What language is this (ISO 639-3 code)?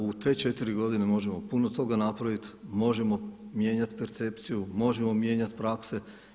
hrv